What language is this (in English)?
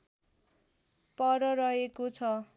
Nepali